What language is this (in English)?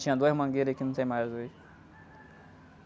Portuguese